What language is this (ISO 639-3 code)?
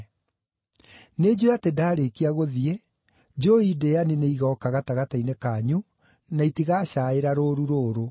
kik